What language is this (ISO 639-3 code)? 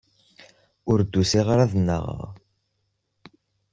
kab